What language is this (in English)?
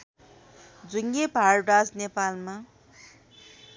Nepali